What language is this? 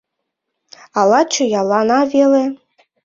Mari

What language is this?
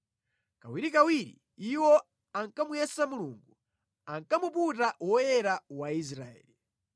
Nyanja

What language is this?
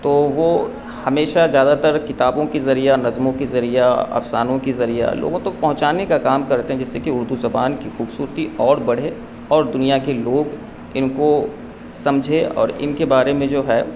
Urdu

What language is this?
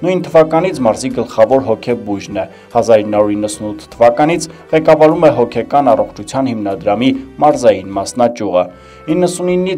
Romanian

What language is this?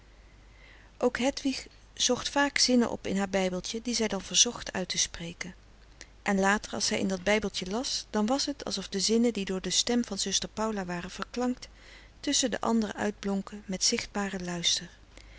Dutch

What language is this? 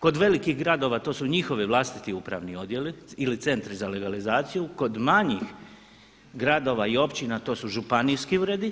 Croatian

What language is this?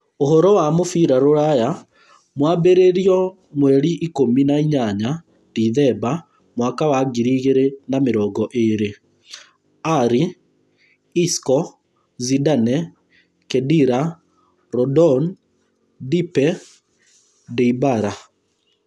Kikuyu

